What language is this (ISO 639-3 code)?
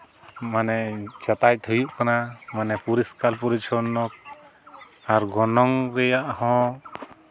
sat